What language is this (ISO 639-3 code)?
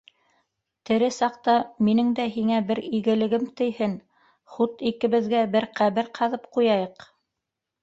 bak